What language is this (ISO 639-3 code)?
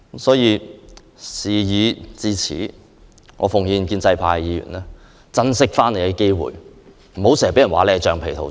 yue